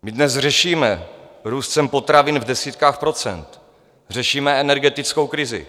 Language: Czech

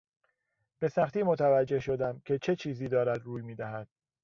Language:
Persian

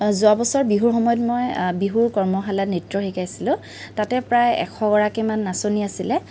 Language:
Assamese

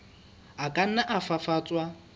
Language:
Southern Sotho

